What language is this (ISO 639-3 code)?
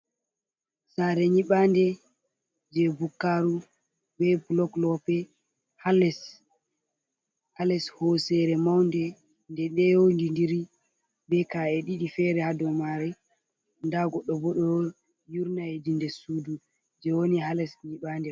ful